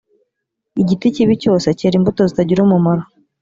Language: Kinyarwanda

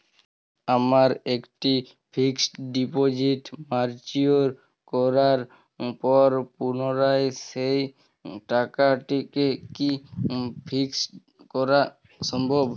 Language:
Bangla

